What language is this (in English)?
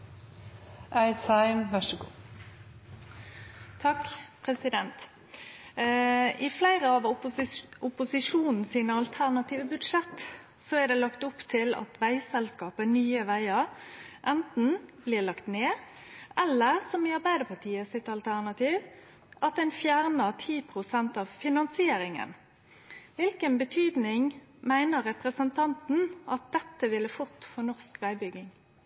Norwegian